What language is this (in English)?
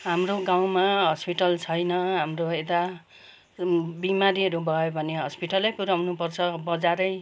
Nepali